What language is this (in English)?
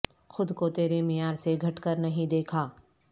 Urdu